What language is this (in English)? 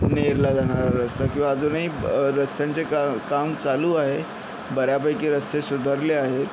Marathi